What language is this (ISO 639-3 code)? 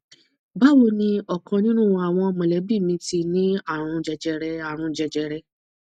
yor